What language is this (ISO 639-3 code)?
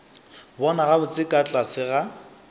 nso